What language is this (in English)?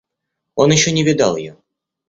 Russian